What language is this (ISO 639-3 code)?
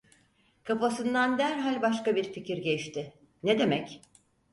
tur